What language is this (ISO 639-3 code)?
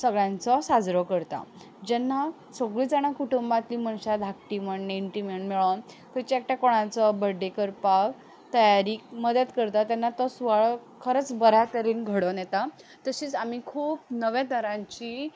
kok